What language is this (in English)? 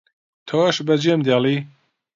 Central Kurdish